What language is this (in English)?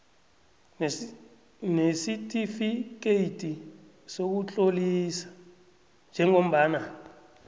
South Ndebele